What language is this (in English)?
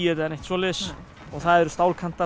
Icelandic